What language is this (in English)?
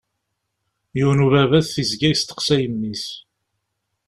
Kabyle